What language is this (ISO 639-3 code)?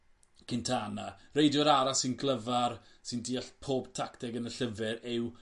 cym